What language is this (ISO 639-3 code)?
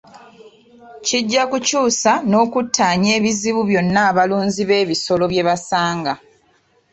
lug